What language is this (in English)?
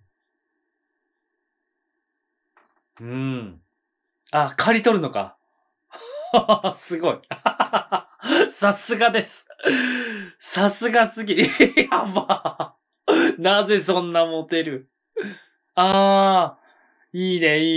Japanese